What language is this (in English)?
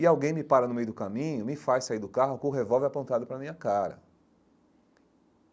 Portuguese